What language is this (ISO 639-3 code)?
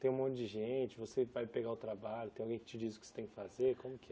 por